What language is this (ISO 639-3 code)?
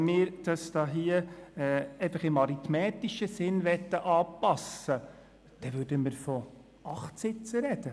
gsw